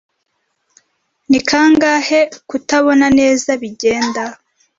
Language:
Kinyarwanda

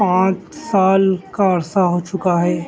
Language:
Urdu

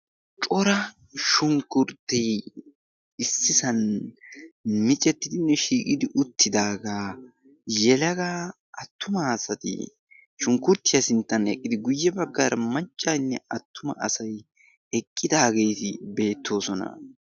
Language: Wolaytta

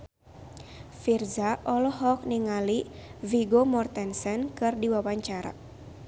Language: Sundanese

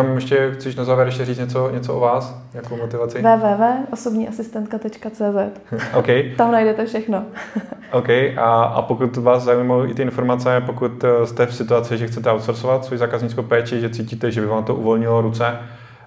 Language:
Czech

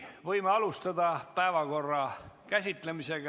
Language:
Estonian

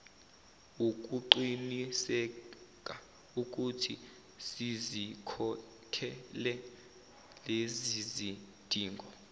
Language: Zulu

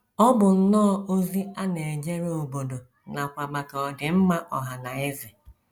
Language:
Igbo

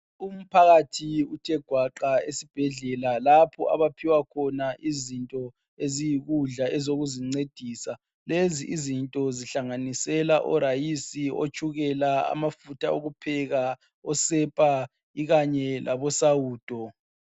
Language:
North Ndebele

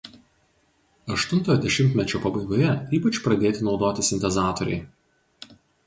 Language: Lithuanian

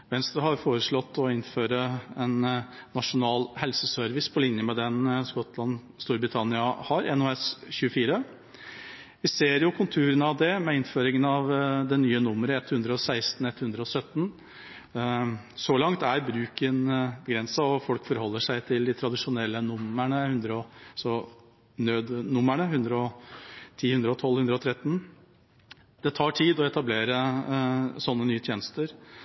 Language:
Norwegian Bokmål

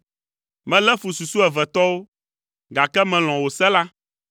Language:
Ewe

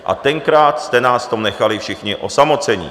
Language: Czech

